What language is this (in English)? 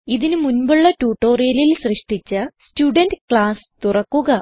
Malayalam